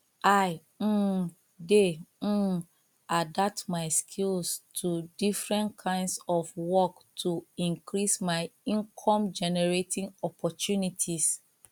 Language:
Nigerian Pidgin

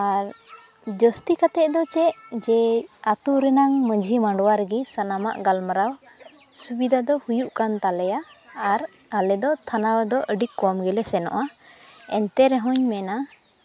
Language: Santali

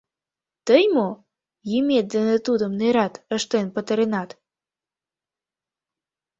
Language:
Mari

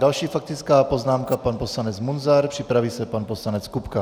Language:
Czech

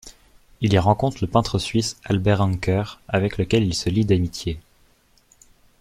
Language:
French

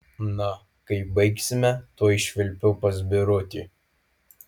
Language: Lithuanian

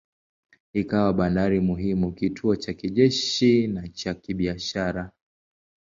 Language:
Swahili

